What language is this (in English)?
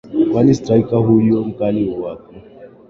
Swahili